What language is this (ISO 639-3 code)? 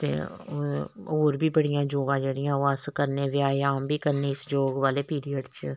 doi